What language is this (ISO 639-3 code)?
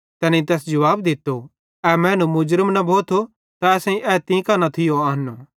bhd